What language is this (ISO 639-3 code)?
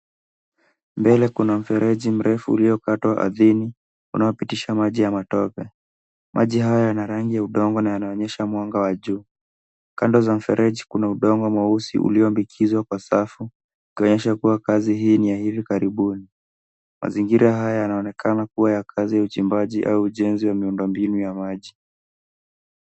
swa